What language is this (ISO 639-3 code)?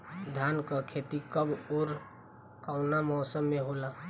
bho